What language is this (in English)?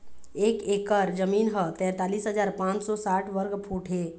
Chhattisgarhi